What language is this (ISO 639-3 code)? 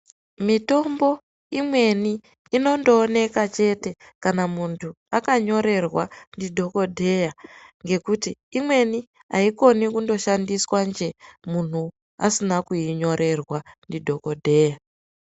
ndc